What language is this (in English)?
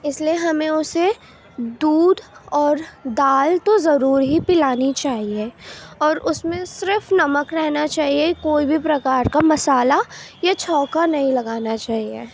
Urdu